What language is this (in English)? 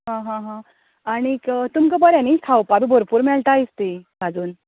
Konkani